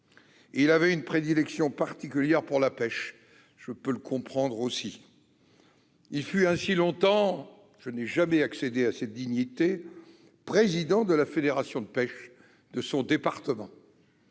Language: French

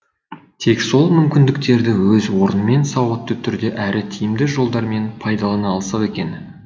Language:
Kazakh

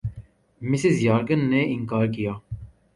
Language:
Urdu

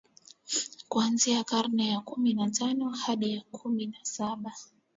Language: Swahili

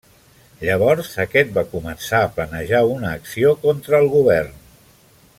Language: Catalan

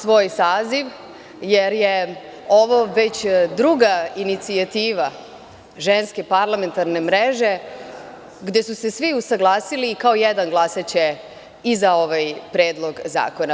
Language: Serbian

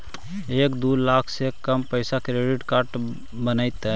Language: Magahi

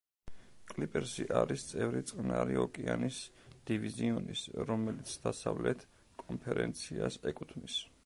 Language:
Georgian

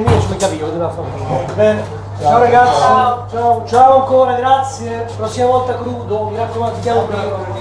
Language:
Italian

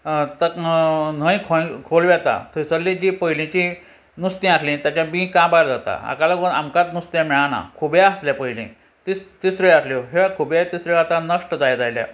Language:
Konkani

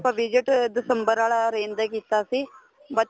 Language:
Punjabi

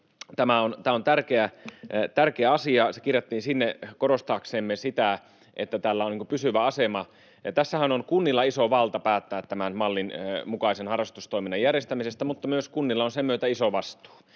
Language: Finnish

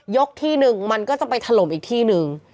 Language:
Thai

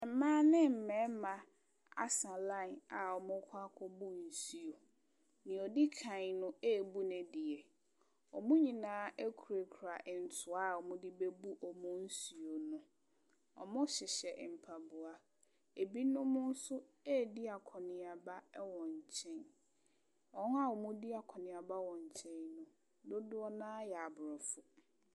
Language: Akan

